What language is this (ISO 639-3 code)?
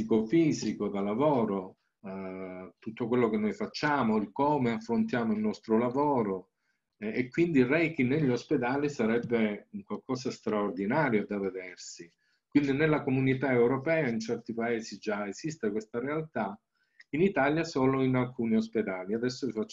ita